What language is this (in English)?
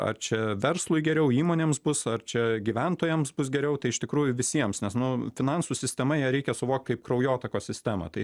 Lithuanian